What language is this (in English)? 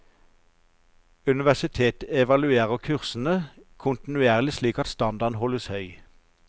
Norwegian